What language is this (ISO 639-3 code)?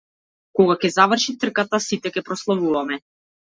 mkd